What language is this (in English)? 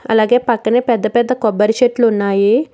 Telugu